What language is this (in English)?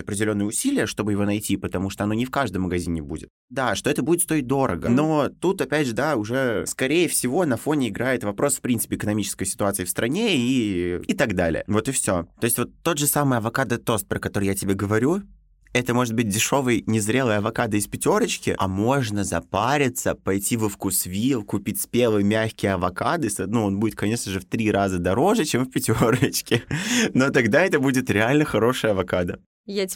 Russian